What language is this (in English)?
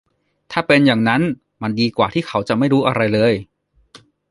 Thai